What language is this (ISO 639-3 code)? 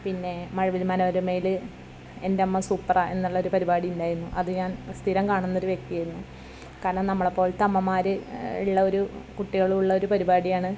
mal